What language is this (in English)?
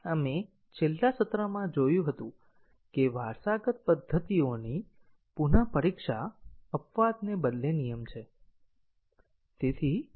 Gujarati